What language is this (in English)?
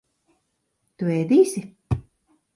Latvian